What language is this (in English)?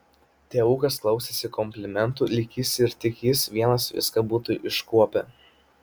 Lithuanian